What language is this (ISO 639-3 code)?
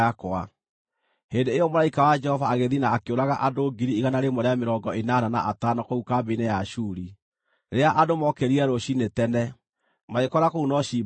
kik